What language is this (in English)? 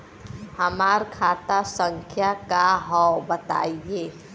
Bhojpuri